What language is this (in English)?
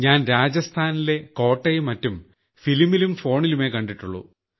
Malayalam